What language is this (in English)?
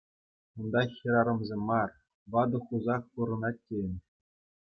Chuvash